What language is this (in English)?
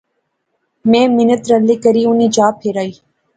Pahari-Potwari